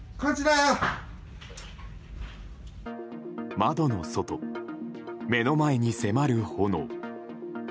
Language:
Japanese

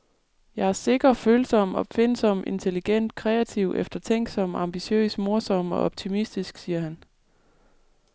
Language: Danish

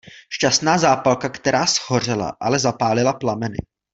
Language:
Czech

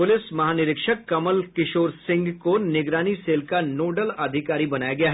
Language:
Hindi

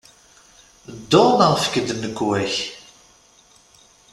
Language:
Kabyle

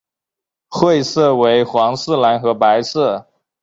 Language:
Chinese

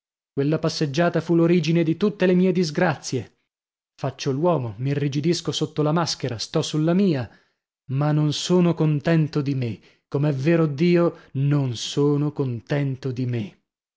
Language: Italian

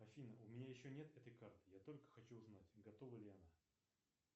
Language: Russian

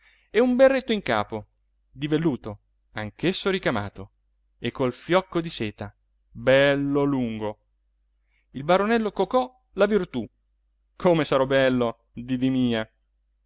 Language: Italian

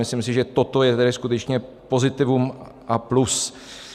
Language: Czech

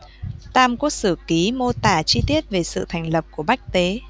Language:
Vietnamese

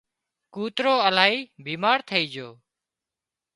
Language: Wadiyara Koli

